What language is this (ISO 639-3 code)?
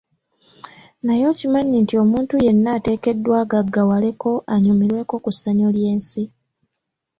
lug